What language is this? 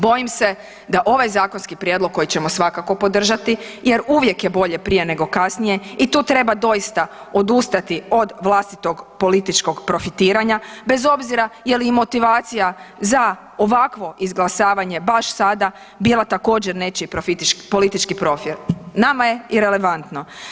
Croatian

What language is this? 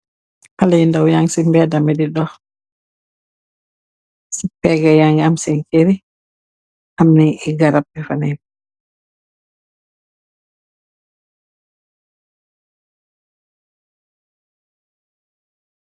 Wolof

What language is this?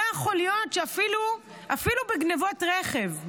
Hebrew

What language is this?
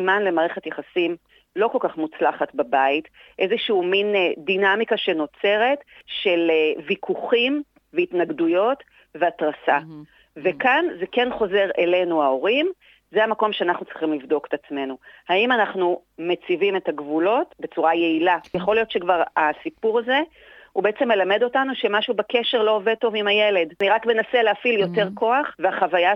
Hebrew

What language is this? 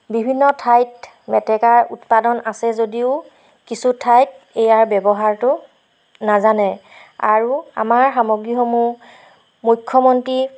Assamese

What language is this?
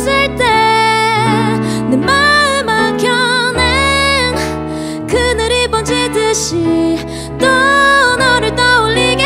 Korean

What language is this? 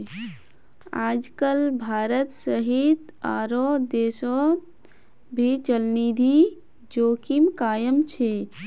Magahi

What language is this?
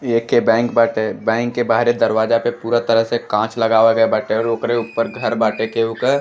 Bhojpuri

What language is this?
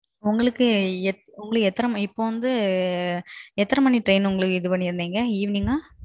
Tamil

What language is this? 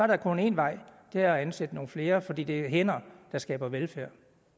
Danish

